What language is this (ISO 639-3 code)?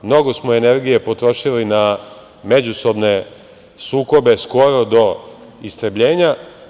srp